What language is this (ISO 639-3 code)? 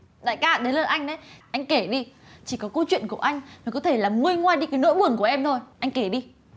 vie